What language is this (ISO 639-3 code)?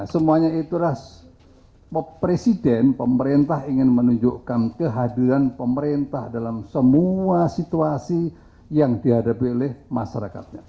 ind